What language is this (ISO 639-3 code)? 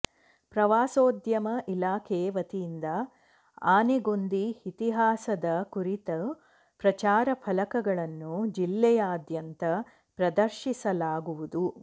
kan